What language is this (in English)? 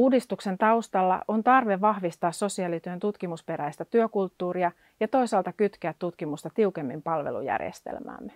Finnish